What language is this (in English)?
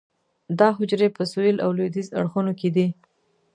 Pashto